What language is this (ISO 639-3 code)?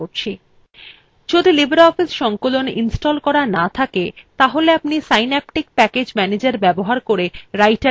ben